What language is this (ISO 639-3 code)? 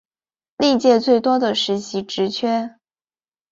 zho